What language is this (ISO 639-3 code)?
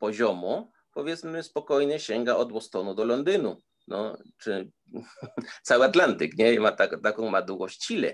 pol